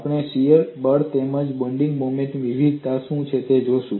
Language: Gujarati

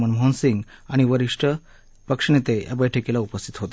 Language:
Marathi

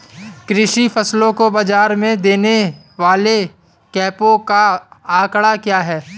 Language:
Hindi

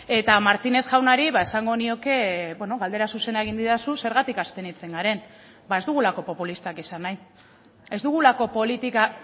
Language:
Basque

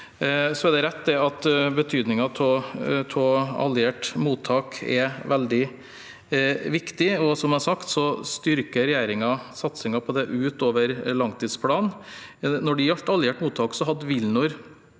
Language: Norwegian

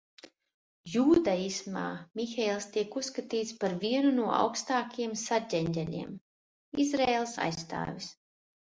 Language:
Latvian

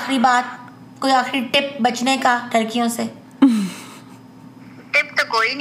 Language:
Urdu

